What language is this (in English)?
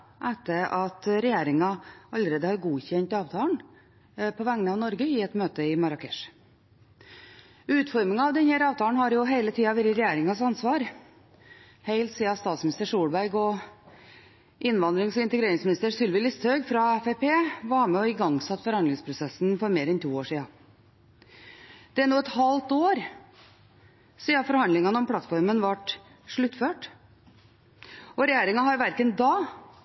Norwegian Bokmål